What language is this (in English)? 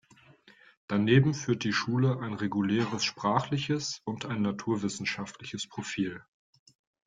German